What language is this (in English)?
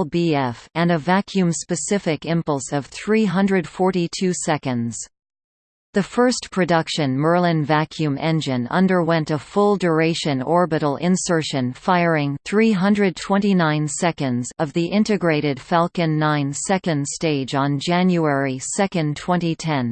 English